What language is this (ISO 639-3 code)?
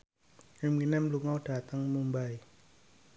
jav